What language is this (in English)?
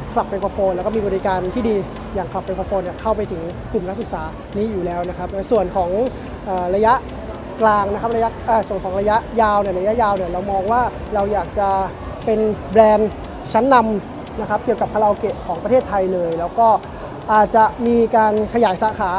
Thai